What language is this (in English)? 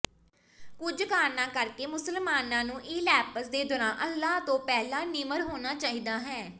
Punjabi